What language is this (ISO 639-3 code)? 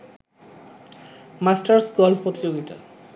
ben